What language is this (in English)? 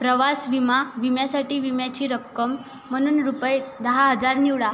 Marathi